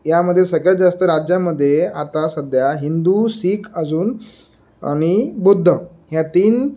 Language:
Marathi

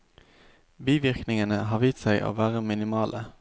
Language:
Norwegian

